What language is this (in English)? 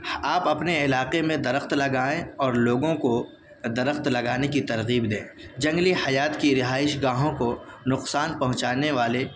Urdu